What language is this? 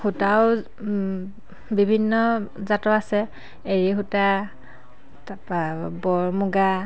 Assamese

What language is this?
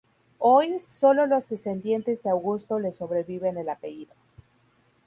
Spanish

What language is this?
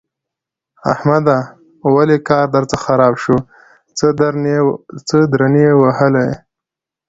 Pashto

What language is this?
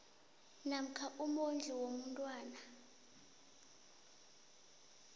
South Ndebele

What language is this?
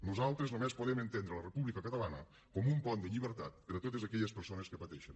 Catalan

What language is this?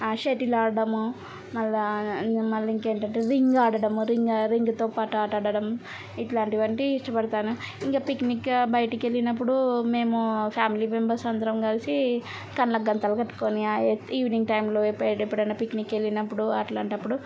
Telugu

